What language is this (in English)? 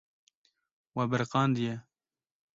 Kurdish